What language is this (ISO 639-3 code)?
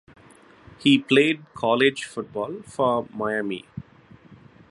eng